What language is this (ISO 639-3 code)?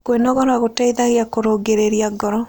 kik